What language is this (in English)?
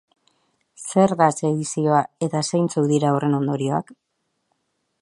Basque